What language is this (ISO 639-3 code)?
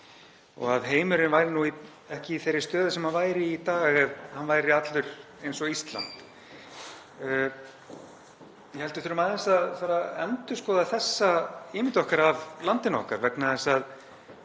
isl